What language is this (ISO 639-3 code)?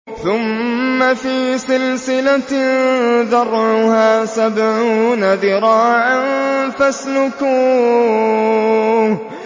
ara